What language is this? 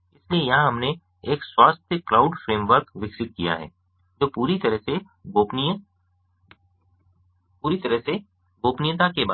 Hindi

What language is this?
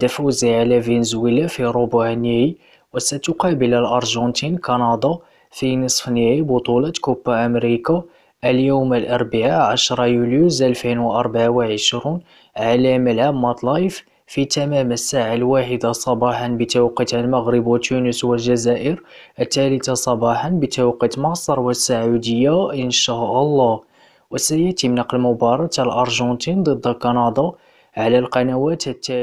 Arabic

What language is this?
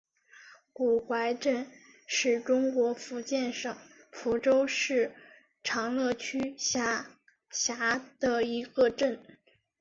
Chinese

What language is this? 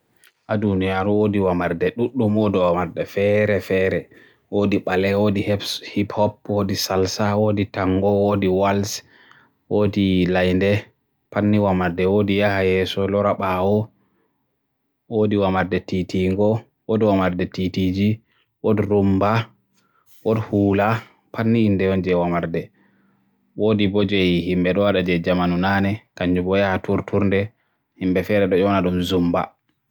Borgu Fulfulde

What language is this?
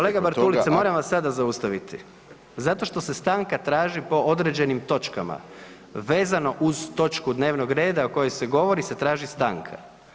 Croatian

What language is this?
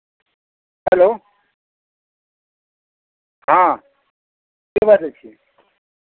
Maithili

